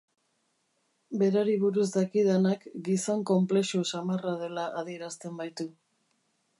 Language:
Basque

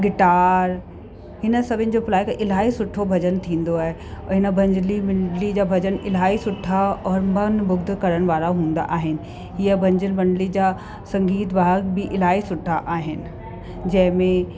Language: Sindhi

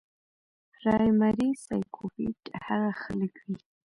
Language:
Pashto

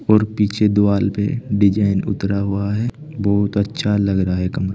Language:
Hindi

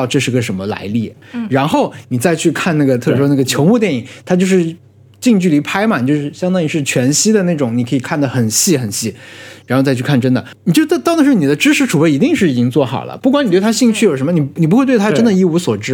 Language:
Chinese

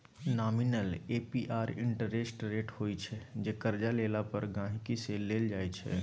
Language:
Maithili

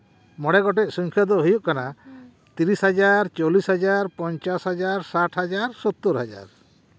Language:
Santali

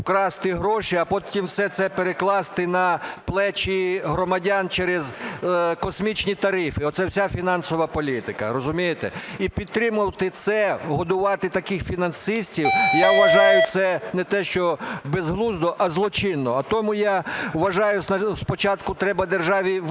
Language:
Ukrainian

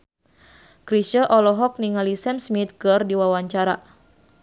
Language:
Sundanese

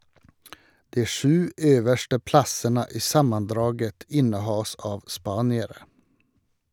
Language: Norwegian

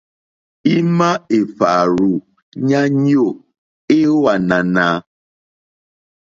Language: Mokpwe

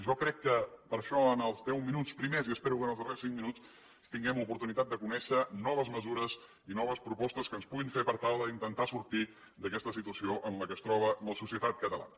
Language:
Catalan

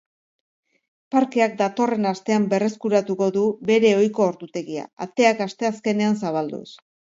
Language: Basque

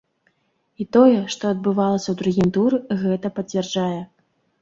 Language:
Belarusian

